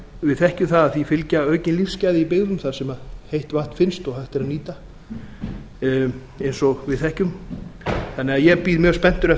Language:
Icelandic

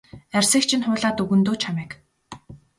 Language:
Mongolian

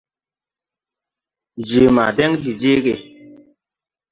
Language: Tupuri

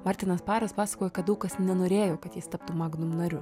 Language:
Lithuanian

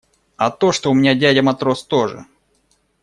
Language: Russian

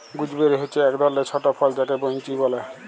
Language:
Bangla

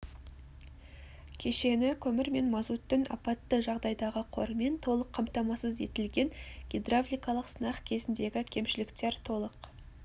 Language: Kazakh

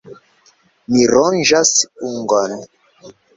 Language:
Esperanto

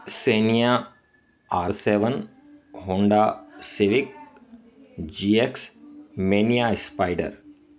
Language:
Sindhi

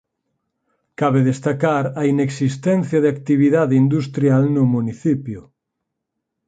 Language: Galician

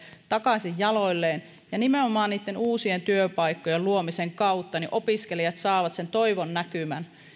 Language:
Finnish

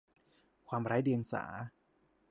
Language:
Thai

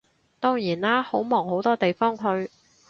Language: Cantonese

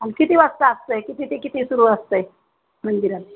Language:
Marathi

